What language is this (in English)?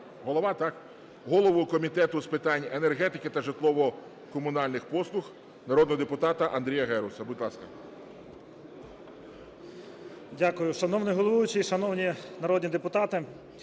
Ukrainian